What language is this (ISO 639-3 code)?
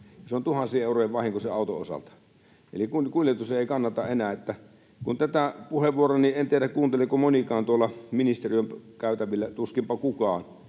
fin